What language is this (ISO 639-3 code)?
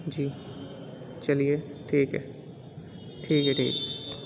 urd